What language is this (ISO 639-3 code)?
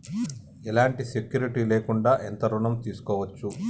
tel